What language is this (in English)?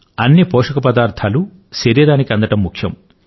Telugu